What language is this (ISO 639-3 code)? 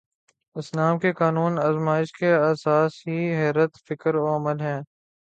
urd